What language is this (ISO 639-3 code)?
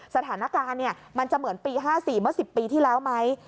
tha